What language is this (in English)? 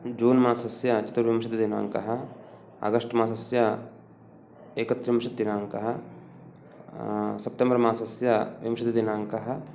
Sanskrit